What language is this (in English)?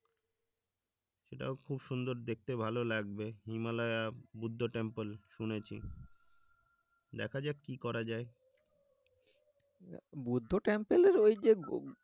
Bangla